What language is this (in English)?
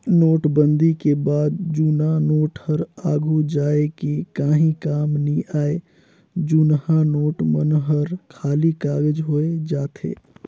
Chhattisgarhi